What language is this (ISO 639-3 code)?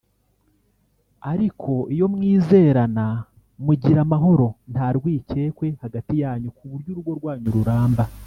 kin